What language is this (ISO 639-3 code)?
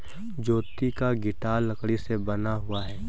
hin